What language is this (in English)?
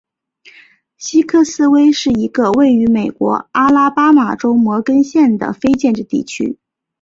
Chinese